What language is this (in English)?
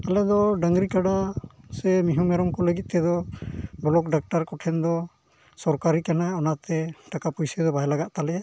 Santali